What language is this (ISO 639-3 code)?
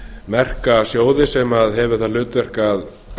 isl